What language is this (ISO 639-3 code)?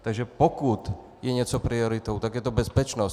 ces